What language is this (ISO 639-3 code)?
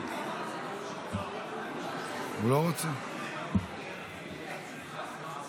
heb